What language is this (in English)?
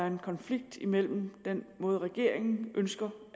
Danish